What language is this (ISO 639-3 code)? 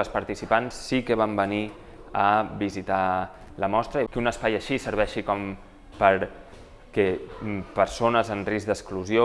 cat